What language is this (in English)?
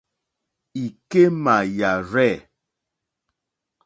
Mokpwe